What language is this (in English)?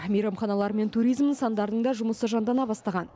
Kazakh